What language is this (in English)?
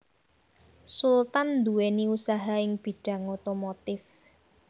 Javanese